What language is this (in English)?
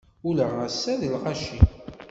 Kabyle